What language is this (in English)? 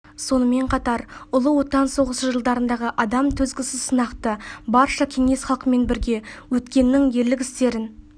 Kazakh